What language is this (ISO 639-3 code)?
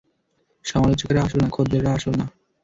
ben